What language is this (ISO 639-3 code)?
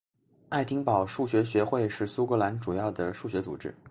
zho